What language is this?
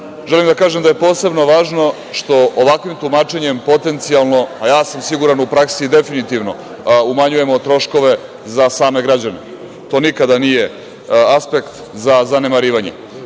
Serbian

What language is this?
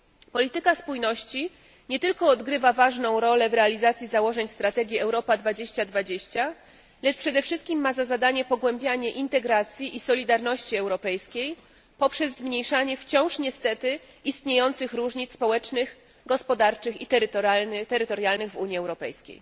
Polish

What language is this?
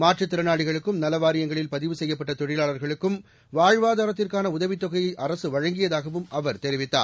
Tamil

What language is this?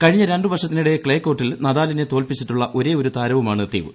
Malayalam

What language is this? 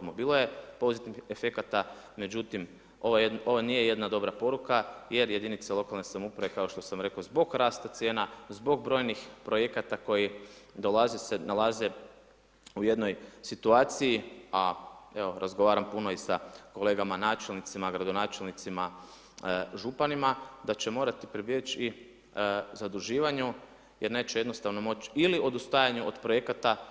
Croatian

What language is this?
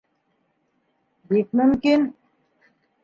Bashkir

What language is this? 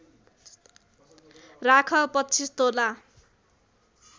Nepali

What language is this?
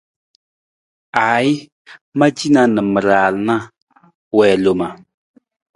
Nawdm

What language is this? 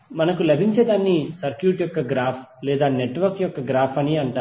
Telugu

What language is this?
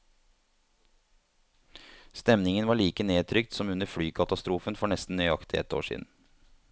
Norwegian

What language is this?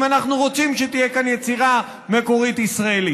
Hebrew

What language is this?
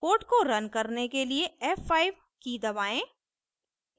Hindi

